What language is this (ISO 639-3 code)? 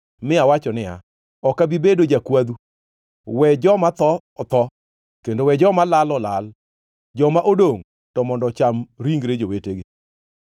luo